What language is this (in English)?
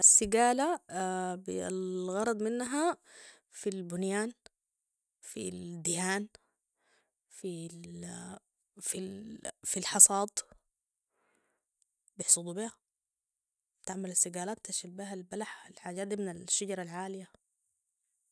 Sudanese Arabic